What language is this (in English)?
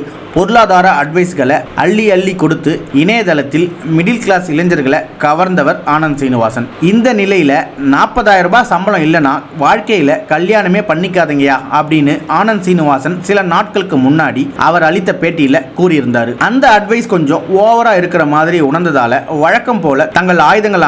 Italian